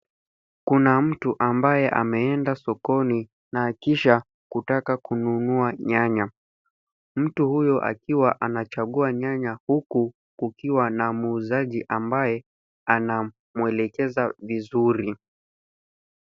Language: Swahili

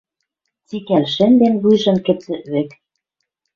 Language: Western Mari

